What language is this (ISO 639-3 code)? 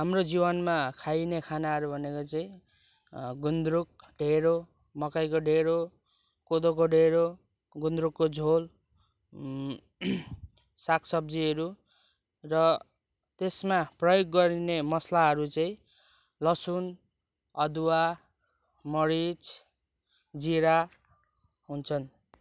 nep